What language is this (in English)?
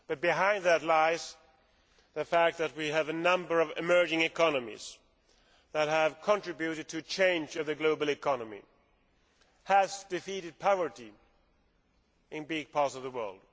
English